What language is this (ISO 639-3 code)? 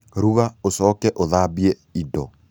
kik